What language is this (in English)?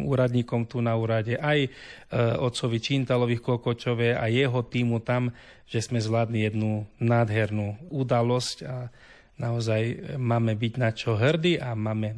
Slovak